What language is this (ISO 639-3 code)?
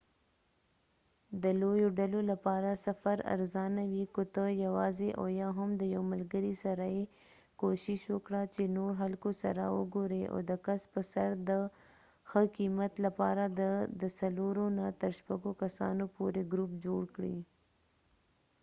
pus